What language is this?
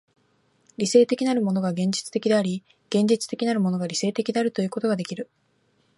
Japanese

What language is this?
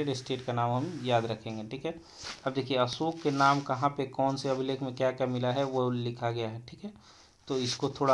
Hindi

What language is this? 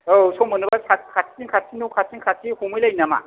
Bodo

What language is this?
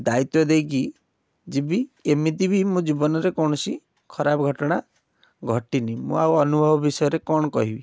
Odia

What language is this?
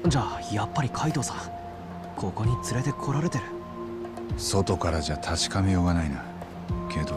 Japanese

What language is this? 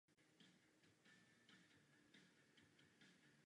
Czech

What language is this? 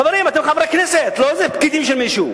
Hebrew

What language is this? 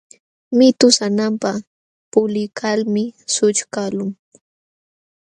Jauja Wanca Quechua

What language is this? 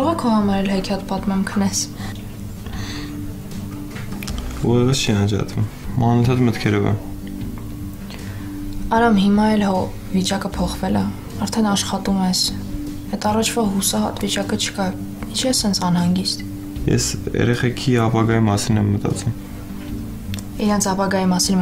Romanian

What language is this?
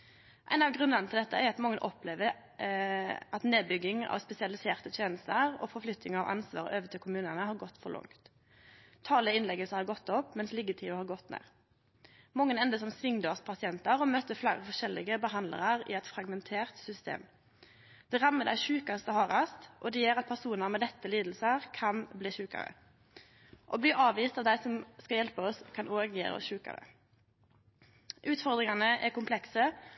Norwegian Nynorsk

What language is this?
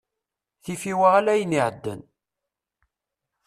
Kabyle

